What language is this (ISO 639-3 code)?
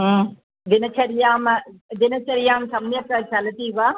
san